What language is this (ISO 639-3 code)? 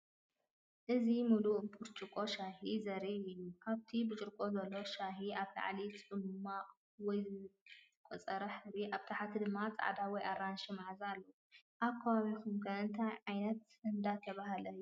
tir